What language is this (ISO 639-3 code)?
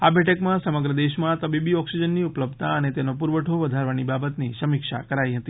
guj